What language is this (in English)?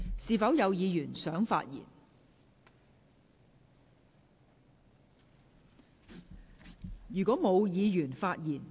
Cantonese